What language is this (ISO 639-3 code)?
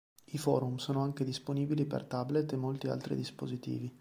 ita